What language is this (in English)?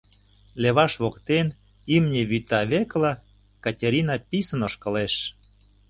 Mari